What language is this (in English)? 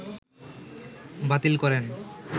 Bangla